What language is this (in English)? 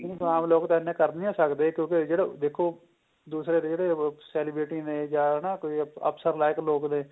Punjabi